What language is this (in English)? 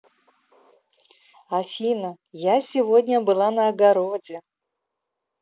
Russian